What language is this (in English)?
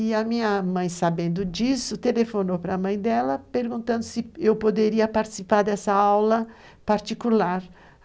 Portuguese